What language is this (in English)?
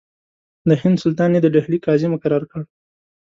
Pashto